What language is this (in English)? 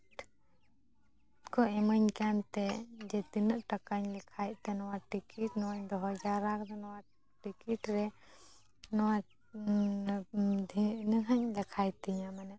Santali